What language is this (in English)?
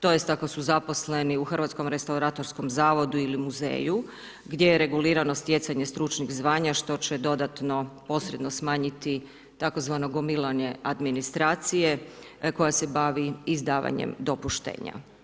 Croatian